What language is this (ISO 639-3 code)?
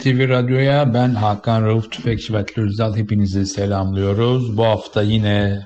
tur